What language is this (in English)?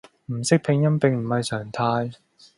Cantonese